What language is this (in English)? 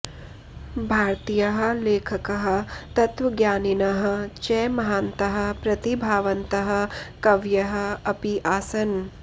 Sanskrit